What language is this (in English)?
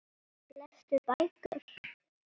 Icelandic